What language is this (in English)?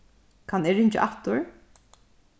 Faroese